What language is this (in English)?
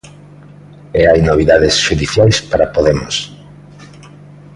Galician